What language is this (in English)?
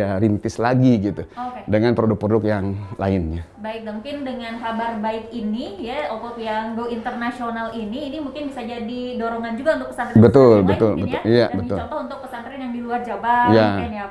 Indonesian